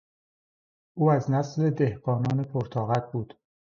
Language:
Persian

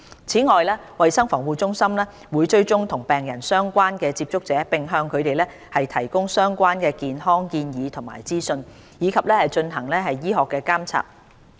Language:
Cantonese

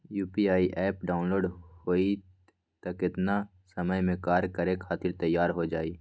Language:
Magahi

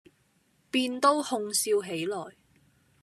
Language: Cantonese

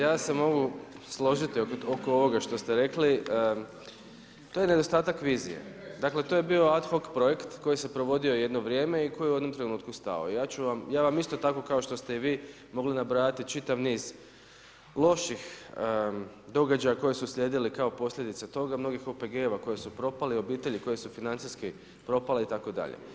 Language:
Croatian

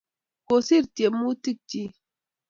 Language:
Kalenjin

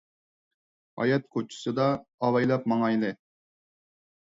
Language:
Uyghur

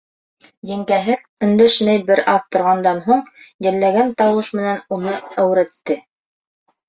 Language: Bashkir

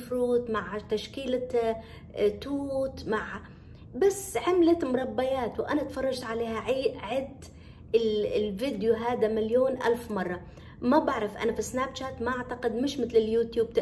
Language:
Arabic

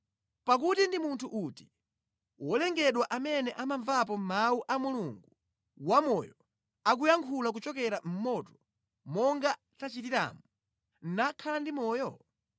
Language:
Nyanja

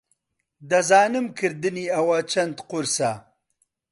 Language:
Central Kurdish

